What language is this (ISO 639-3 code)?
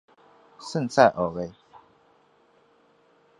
zho